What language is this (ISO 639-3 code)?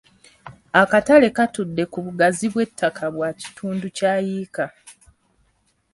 lug